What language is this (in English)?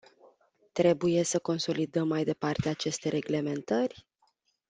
Romanian